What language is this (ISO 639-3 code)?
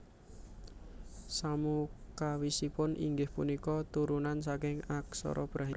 jav